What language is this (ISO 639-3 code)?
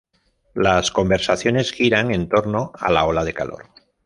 spa